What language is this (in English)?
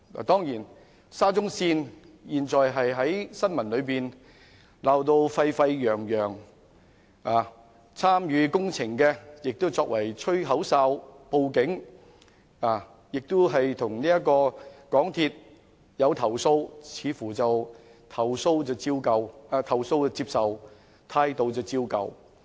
Cantonese